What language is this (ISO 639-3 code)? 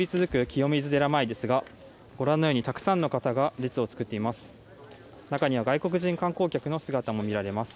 jpn